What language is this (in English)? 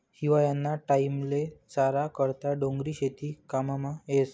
Marathi